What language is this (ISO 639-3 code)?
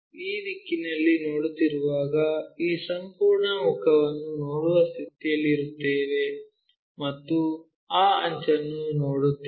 kan